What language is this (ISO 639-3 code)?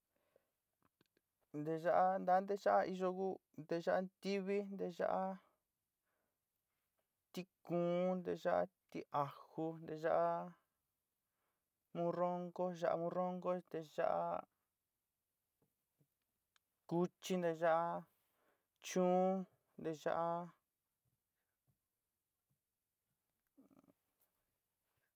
xti